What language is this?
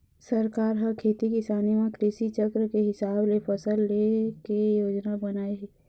Chhattisgarhi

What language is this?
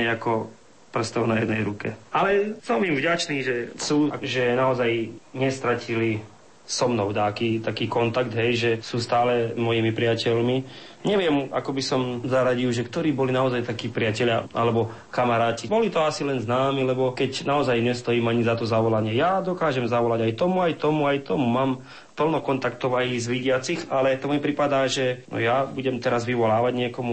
Slovak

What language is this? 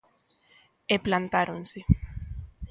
Galician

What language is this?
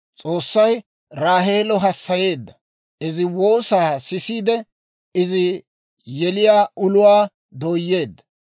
Dawro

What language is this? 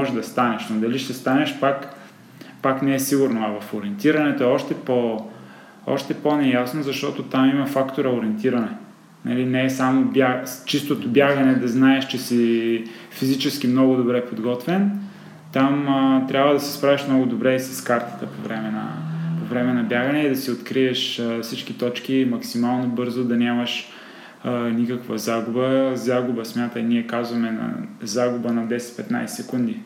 Bulgarian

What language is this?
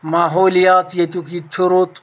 Kashmiri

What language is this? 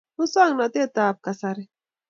Kalenjin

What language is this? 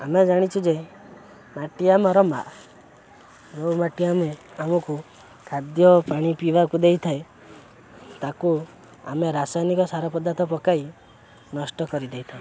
Odia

